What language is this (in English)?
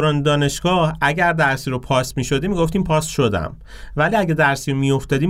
Persian